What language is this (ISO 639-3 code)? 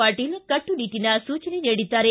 kan